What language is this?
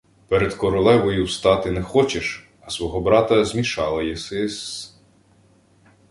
Ukrainian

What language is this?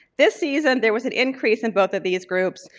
English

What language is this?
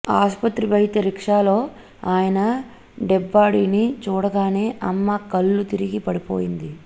Telugu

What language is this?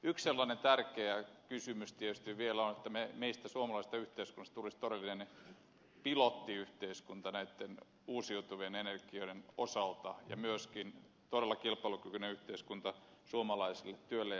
Finnish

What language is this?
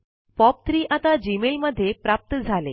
Marathi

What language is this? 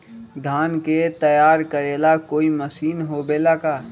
Magahi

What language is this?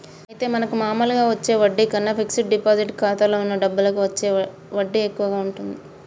Telugu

